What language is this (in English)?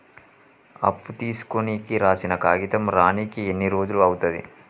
Telugu